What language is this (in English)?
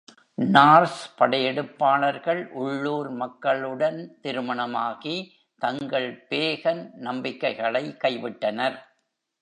Tamil